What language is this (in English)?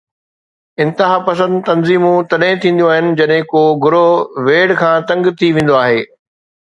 Sindhi